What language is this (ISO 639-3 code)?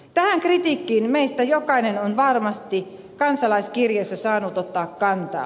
fin